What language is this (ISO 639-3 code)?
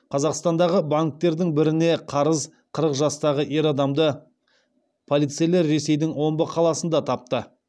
kaz